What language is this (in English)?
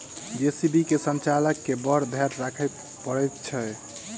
Maithili